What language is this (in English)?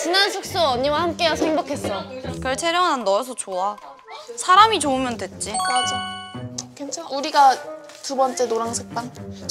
Korean